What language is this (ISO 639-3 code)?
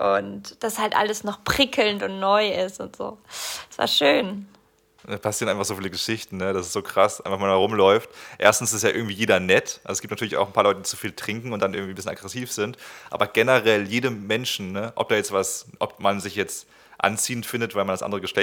deu